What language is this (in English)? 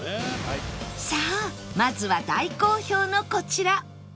Japanese